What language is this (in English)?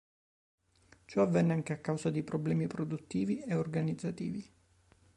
Italian